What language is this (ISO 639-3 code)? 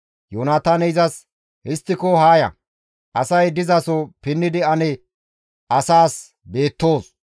gmv